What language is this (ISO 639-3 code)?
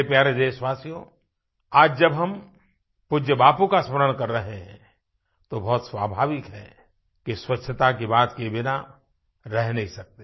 hin